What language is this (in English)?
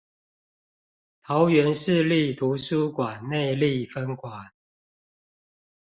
Chinese